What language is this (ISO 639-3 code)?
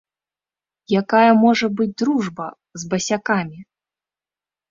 bel